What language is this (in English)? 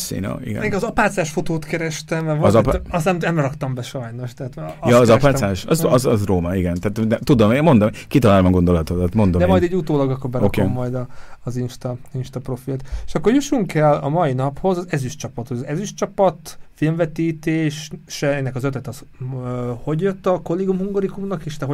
Hungarian